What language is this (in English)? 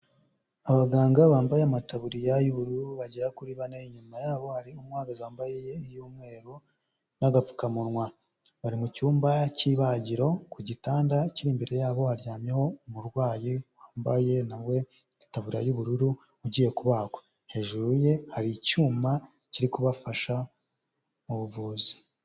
Kinyarwanda